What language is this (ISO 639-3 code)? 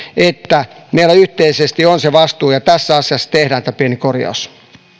fin